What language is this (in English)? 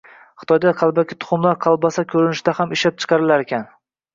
Uzbek